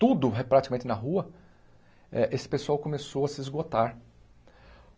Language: Portuguese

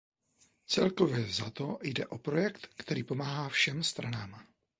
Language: Czech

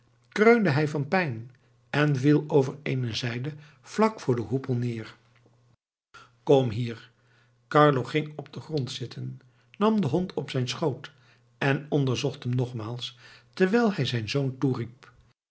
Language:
Dutch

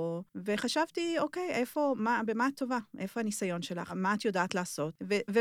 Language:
Hebrew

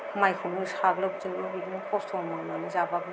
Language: Bodo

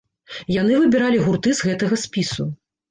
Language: Belarusian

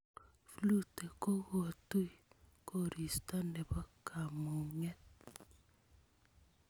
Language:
Kalenjin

